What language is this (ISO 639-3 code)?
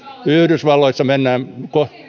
fin